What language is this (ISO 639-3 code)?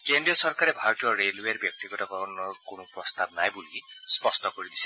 asm